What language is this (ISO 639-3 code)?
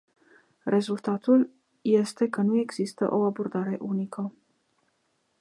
ron